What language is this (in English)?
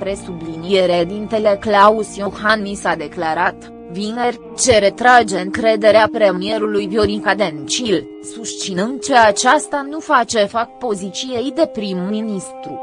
Romanian